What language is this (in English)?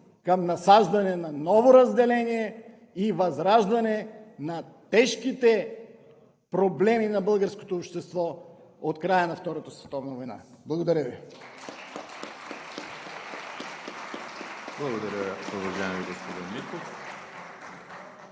Bulgarian